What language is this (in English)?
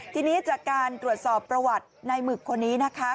Thai